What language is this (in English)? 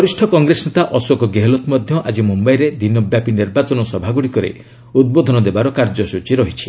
Odia